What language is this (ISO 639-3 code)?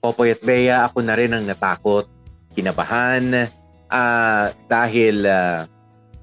fil